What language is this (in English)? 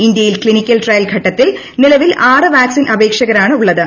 Malayalam